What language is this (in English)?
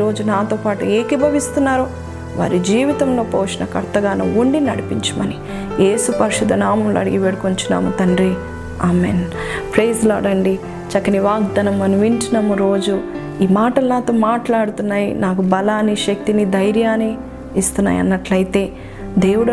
Telugu